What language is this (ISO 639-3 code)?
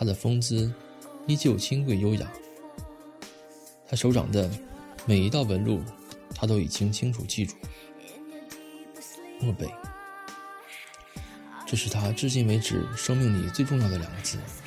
zho